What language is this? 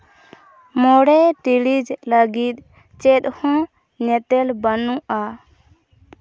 Santali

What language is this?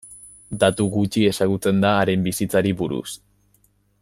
Basque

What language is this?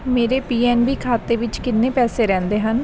Punjabi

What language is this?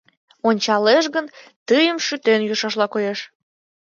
Mari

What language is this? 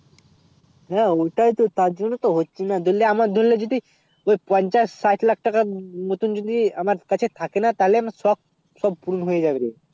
Bangla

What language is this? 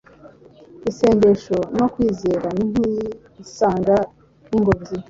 Kinyarwanda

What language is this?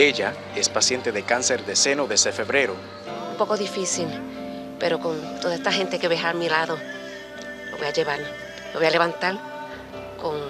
Spanish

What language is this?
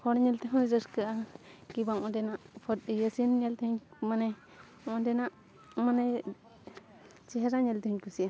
Santali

